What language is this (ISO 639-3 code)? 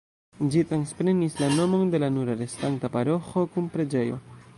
epo